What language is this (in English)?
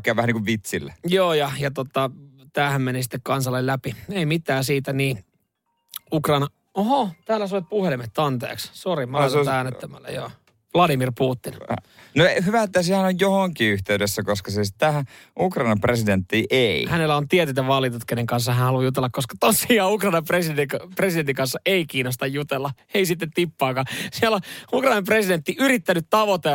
Finnish